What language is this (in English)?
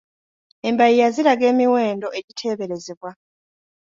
Ganda